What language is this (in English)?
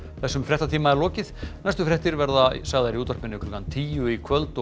Icelandic